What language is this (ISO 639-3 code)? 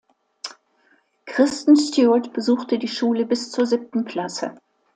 deu